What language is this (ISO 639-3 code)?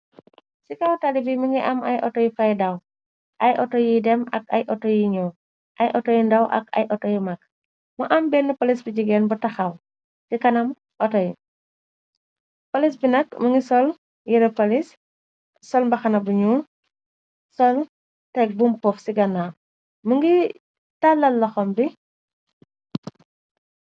wol